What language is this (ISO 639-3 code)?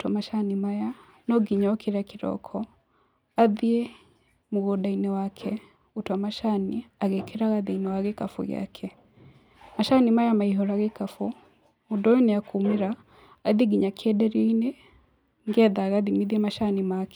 kik